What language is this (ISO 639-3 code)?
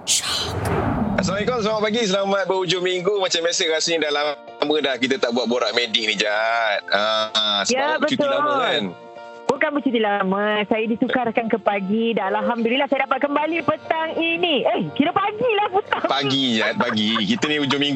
msa